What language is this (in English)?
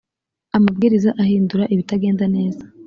Kinyarwanda